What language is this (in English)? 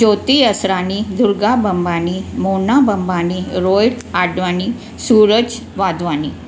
Sindhi